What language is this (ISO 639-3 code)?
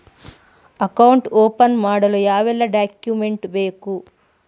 kan